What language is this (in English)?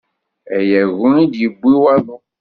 Kabyle